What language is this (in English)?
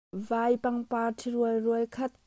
Hakha Chin